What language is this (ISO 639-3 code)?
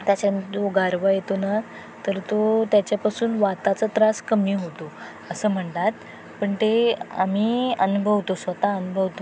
mar